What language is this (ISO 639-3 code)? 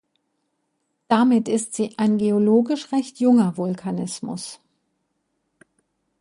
deu